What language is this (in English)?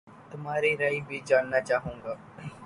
Urdu